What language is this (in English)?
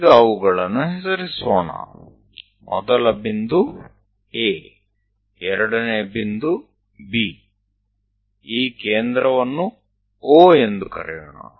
Kannada